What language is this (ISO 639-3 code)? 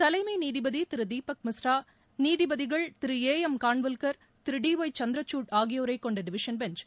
tam